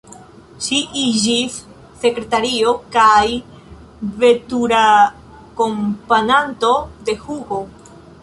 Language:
Esperanto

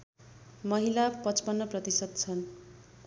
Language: Nepali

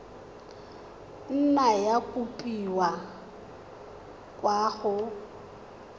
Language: Tswana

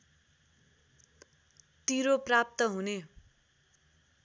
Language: Nepali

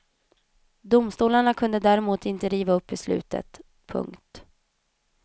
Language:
Swedish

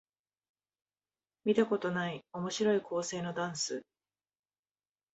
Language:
Japanese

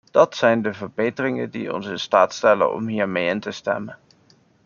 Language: Dutch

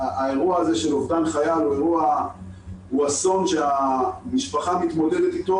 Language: Hebrew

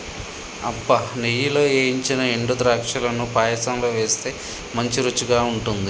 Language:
Telugu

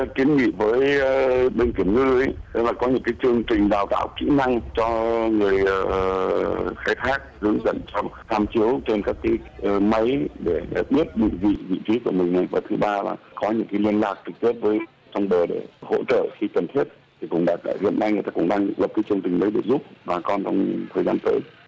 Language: Vietnamese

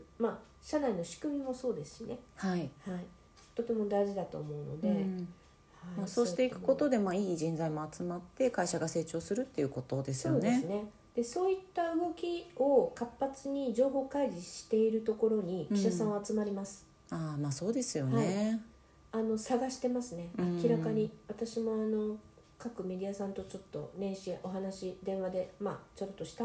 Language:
Japanese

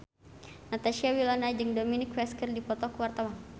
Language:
Sundanese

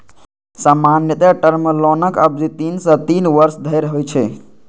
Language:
Maithili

